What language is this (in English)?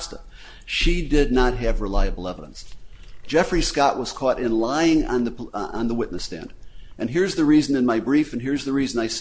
English